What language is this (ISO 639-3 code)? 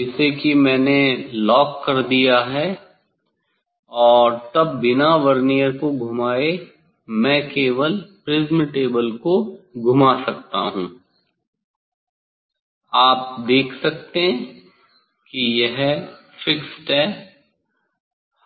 hin